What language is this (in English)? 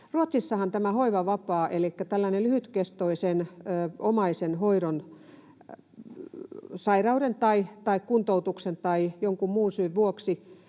Finnish